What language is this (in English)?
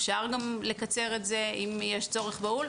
Hebrew